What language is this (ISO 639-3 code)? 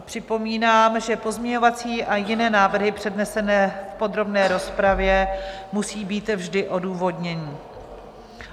ces